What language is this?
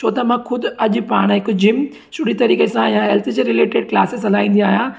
Sindhi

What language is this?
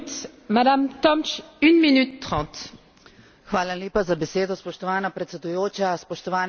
Slovenian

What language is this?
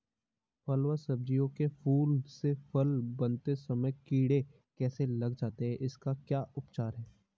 Hindi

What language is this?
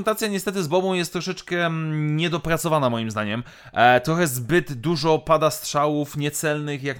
Polish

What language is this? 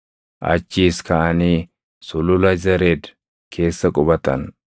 Oromo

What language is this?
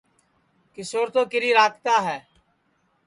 Sansi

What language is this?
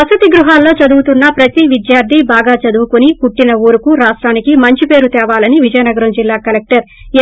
Telugu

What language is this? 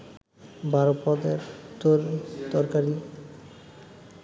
Bangla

